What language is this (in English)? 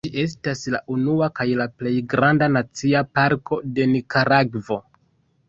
Esperanto